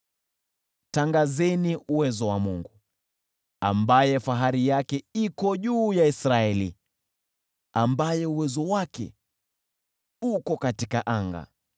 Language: Swahili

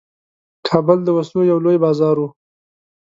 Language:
Pashto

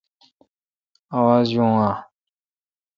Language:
Kalkoti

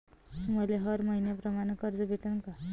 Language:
Marathi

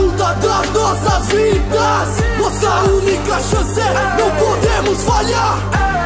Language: Turkish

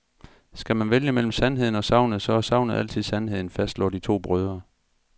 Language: Danish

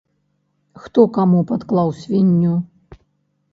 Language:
Belarusian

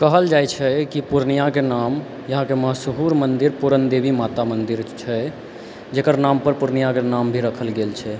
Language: Maithili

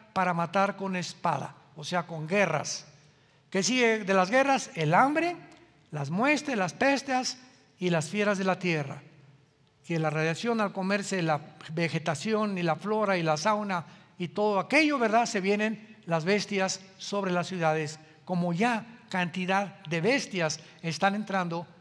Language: Spanish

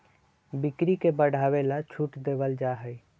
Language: Magahi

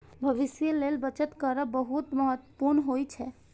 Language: Maithili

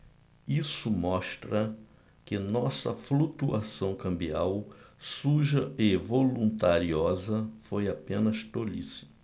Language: Portuguese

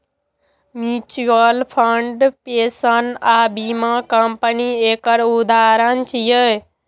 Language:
Maithili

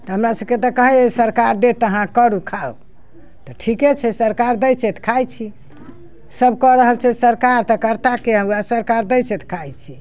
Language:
Maithili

